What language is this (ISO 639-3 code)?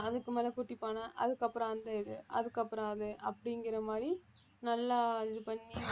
tam